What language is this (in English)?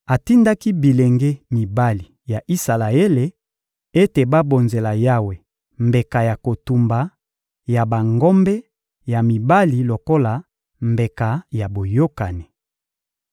Lingala